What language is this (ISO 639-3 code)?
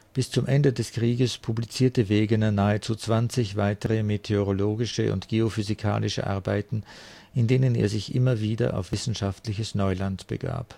deu